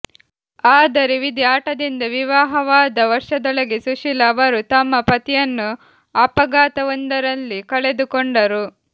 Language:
Kannada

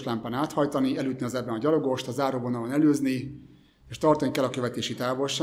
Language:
Hungarian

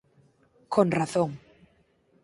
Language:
Galician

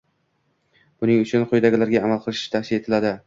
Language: Uzbek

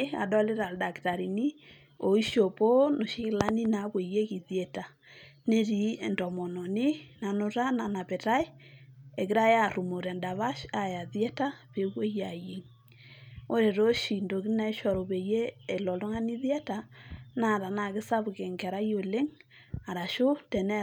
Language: Masai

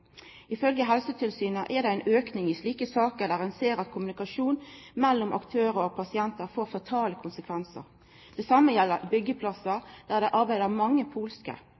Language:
Norwegian Nynorsk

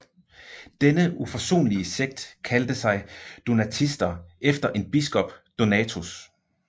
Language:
Danish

